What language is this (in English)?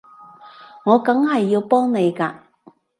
Cantonese